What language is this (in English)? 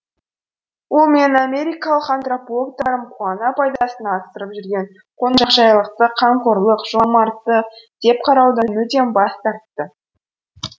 Kazakh